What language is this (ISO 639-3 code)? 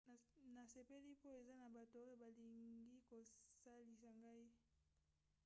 lin